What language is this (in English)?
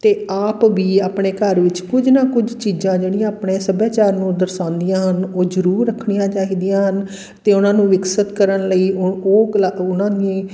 Punjabi